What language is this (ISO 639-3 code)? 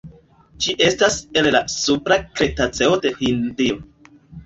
epo